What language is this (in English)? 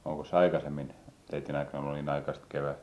Finnish